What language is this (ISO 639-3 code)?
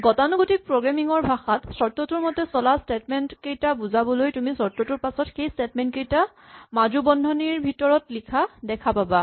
asm